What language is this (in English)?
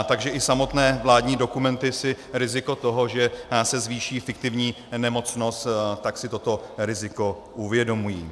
Czech